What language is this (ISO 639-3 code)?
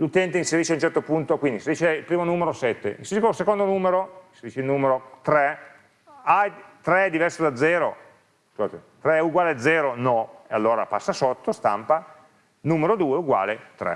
ita